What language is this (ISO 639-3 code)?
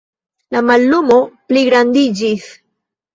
epo